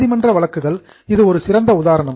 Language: Tamil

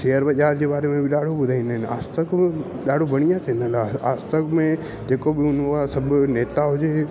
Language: Sindhi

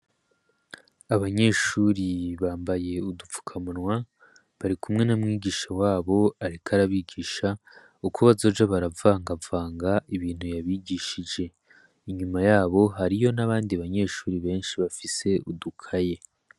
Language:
Rundi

